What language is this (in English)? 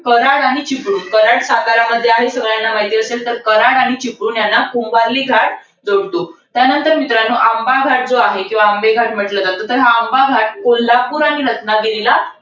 Marathi